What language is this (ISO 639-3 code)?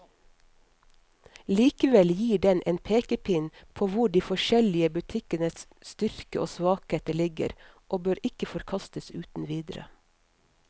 nor